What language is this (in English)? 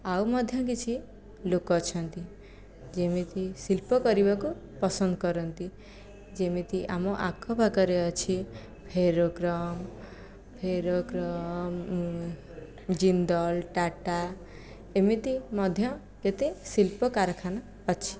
Odia